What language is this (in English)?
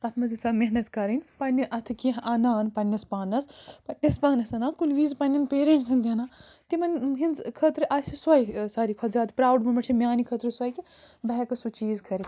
Kashmiri